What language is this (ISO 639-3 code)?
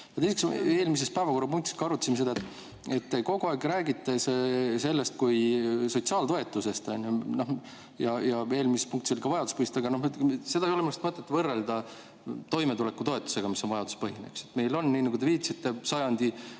est